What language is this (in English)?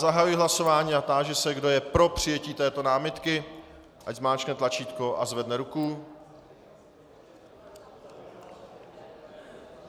Czech